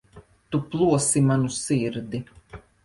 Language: Latvian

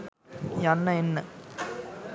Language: Sinhala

